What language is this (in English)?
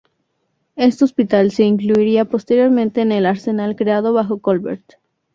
Spanish